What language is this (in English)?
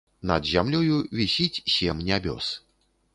Belarusian